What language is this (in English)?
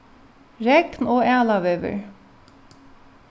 Faroese